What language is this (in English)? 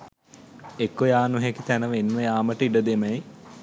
Sinhala